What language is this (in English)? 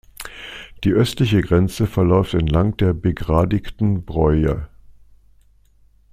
German